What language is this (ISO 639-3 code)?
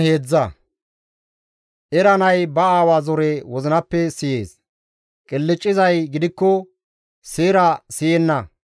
gmv